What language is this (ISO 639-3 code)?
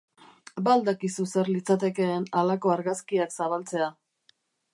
eus